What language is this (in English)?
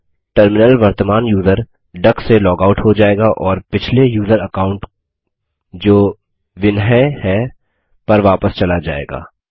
Hindi